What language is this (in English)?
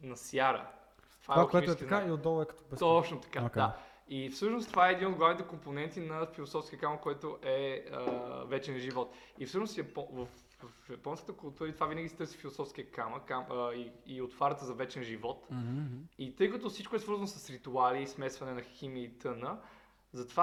Bulgarian